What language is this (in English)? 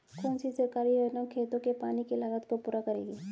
Hindi